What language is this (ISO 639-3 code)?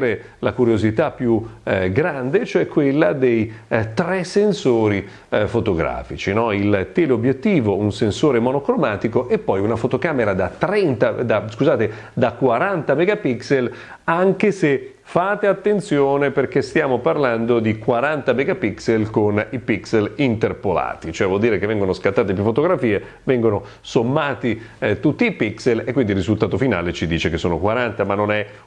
ita